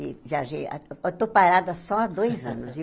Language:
Portuguese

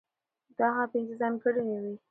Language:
Pashto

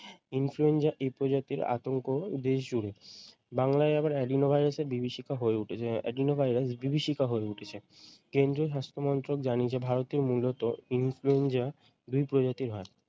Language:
Bangla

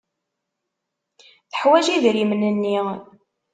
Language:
Kabyle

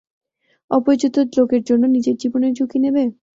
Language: Bangla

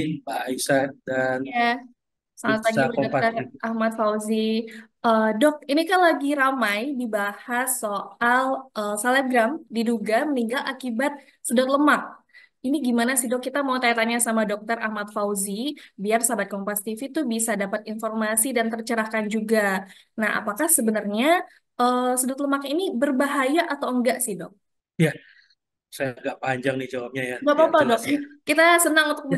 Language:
Indonesian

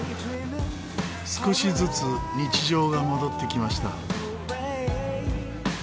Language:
Japanese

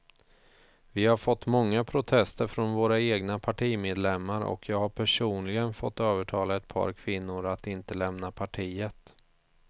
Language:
Swedish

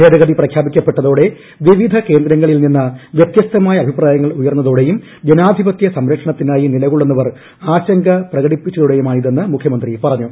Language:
Malayalam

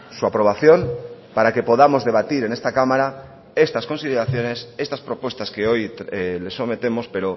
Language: Spanish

